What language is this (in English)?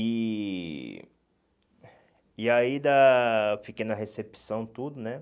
Portuguese